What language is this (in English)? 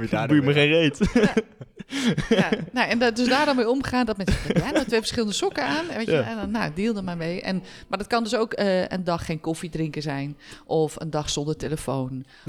Dutch